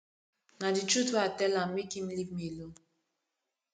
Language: Nigerian Pidgin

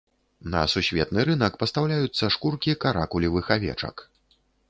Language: Belarusian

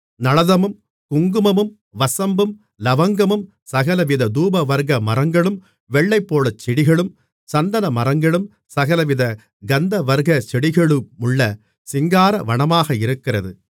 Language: Tamil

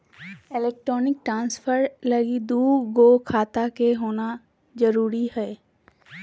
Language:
Magahi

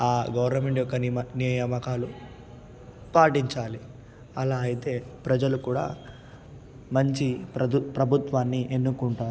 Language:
Telugu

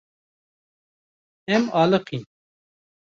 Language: Kurdish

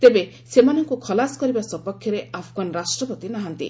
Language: Odia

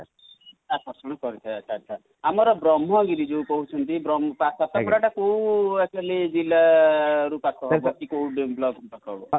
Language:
Odia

